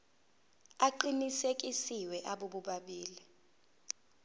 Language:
Zulu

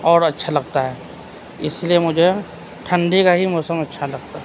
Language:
Urdu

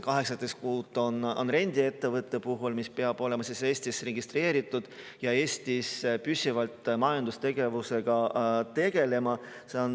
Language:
Estonian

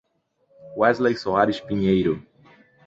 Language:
Portuguese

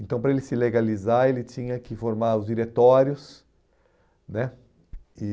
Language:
Portuguese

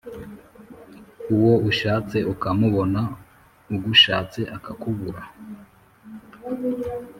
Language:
Kinyarwanda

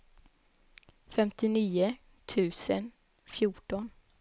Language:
Swedish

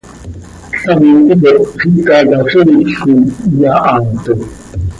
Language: Seri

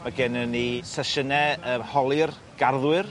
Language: Welsh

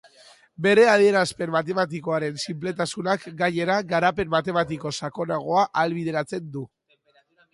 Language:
Basque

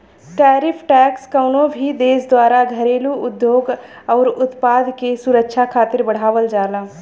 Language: Bhojpuri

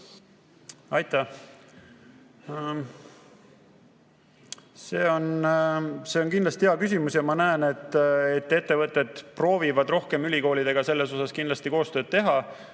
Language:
Estonian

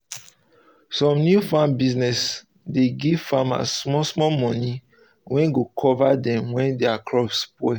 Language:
Nigerian Pidgin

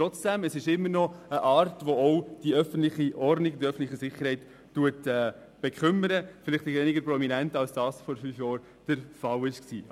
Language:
Swiss German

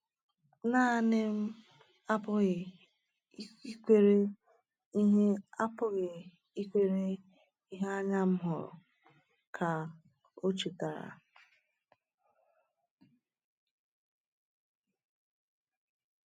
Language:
Igbo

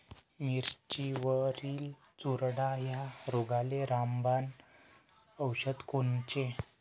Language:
Marathi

